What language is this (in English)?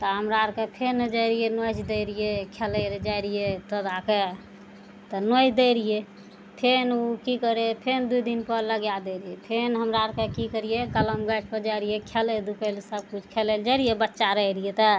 Maithili